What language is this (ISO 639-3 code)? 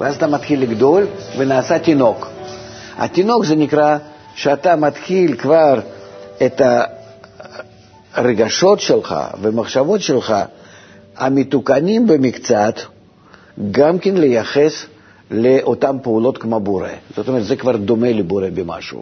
heb